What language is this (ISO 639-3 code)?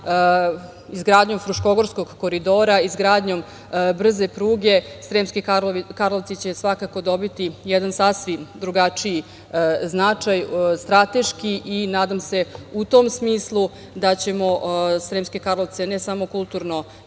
srp